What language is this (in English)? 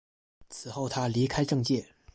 Chinese